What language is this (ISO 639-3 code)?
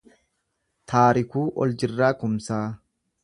orm